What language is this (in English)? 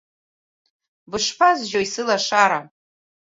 Abkhazian